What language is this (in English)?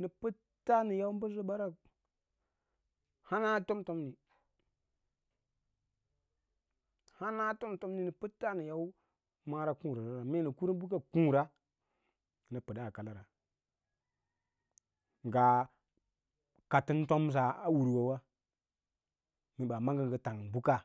Lala-Roba